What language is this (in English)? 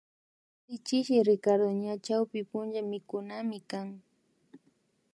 Imbabura Highland Quichua